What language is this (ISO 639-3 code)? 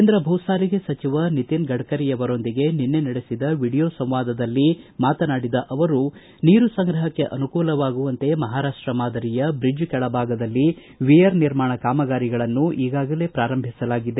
kan